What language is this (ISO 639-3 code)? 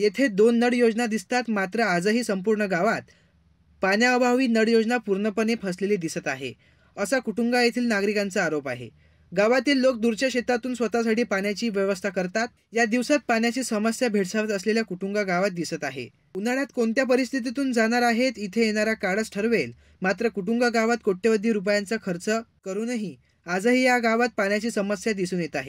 hin